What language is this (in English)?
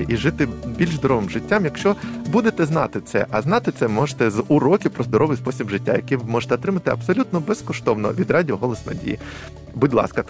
Ukrainian